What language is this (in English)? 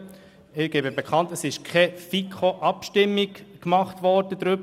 Swiss German